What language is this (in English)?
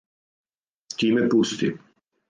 Serbian